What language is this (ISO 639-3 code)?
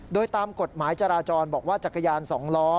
tha